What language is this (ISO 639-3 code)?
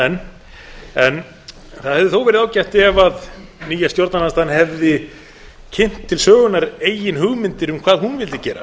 isl